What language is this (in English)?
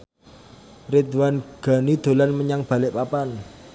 Javanese